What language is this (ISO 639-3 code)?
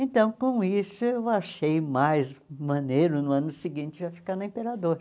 por